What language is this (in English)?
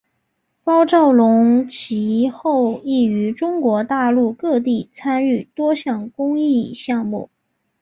Chinese